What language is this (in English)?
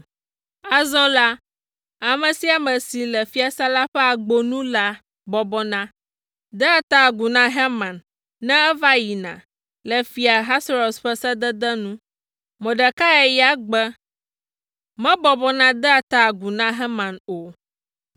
Ewe